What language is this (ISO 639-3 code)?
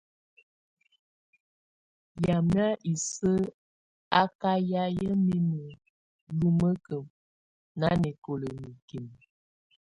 tvu